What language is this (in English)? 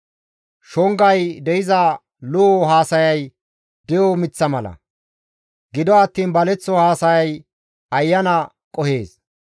Gamo